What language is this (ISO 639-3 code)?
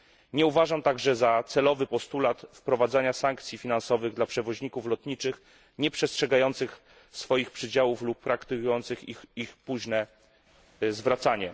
pol